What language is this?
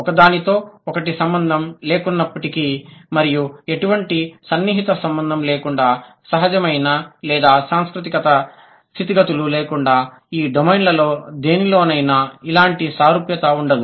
Telugu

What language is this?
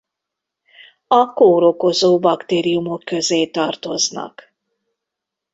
Hungarian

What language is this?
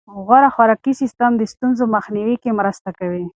Pashto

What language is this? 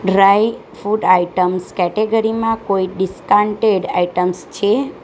Gujarati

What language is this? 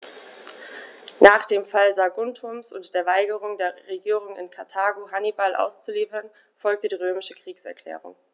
German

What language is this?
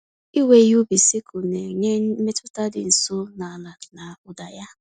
Igbo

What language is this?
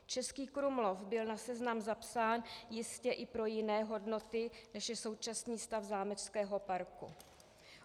Czech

